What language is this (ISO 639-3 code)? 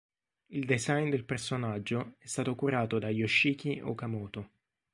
ita